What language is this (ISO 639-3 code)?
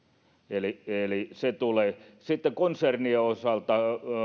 fin